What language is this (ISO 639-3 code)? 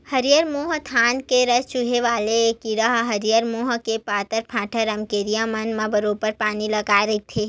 hne